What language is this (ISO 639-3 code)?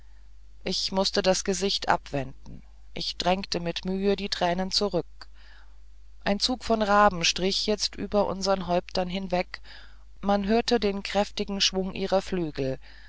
deu